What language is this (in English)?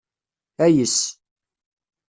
Kabyle